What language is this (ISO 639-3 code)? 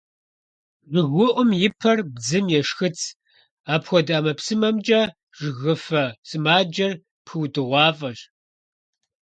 kbd